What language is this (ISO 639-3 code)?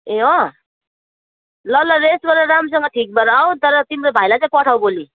nep